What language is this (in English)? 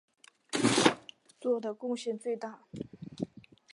Chinese